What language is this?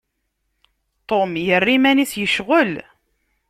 Kabyle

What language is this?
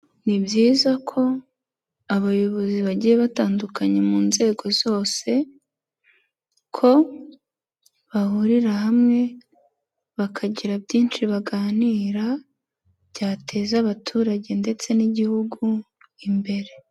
Kinyarwanda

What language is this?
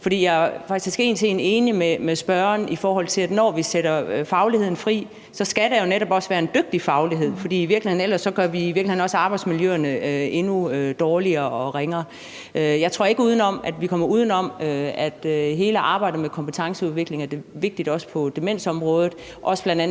Danish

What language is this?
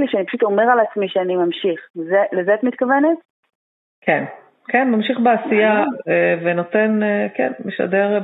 Hebrew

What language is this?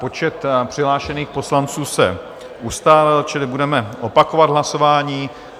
Czech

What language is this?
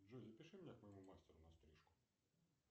Russian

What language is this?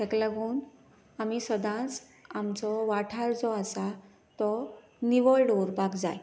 Konkani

